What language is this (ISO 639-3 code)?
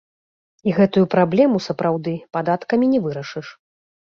bel